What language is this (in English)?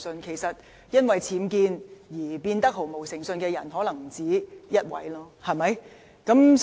Cantonese